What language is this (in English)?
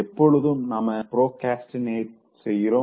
Tamil